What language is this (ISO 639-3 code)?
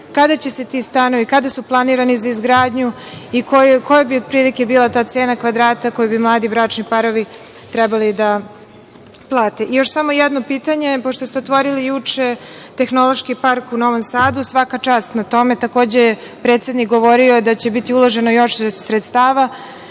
srp